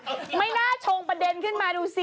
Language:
Thai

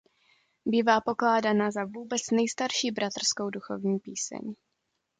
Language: Czech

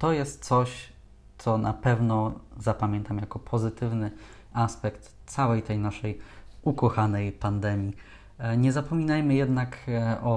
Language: Polish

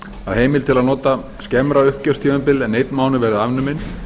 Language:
Icelandic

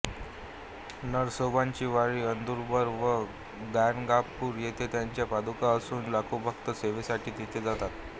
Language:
Marathi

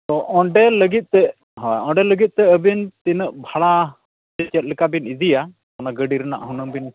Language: Santali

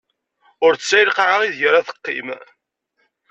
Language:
Kabyle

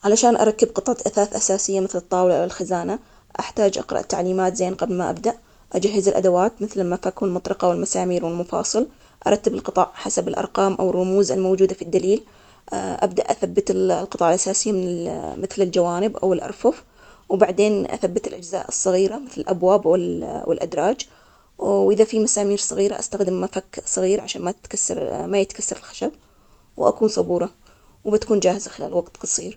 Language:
Omani Arabic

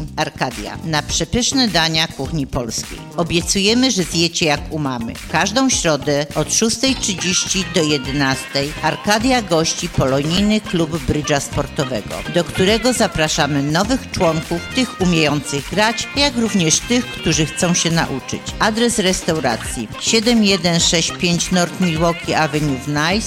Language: Polish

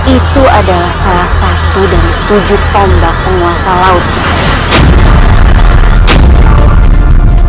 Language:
Indonesian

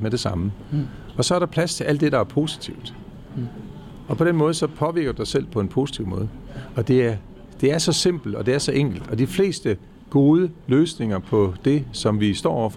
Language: Danish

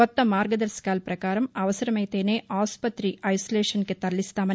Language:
Telugu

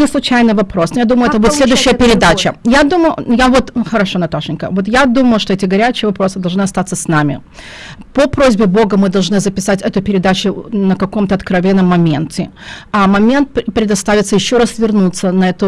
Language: Russian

